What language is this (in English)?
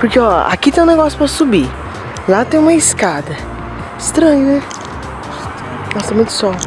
Portuguese